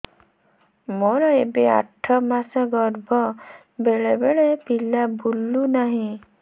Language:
Odia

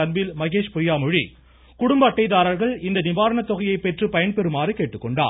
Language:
Tamil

